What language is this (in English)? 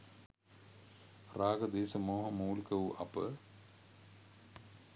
Sinhala